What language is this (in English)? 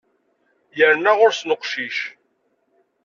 Kabyle